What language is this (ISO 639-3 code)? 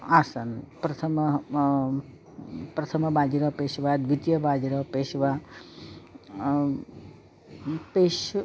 san